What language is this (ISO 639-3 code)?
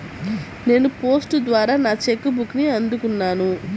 tel